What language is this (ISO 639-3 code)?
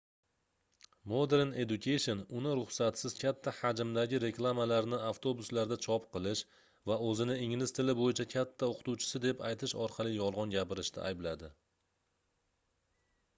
uzb